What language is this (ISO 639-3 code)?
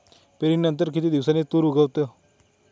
mar